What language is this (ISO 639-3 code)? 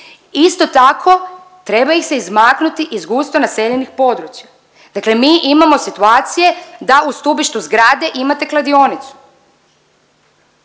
hrv